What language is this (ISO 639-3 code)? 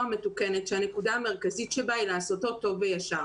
heb